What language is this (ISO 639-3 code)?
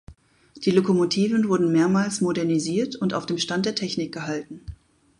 deu